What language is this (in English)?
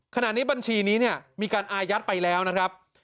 Thai